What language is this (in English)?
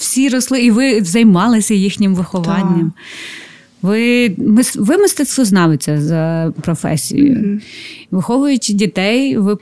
Ukrainian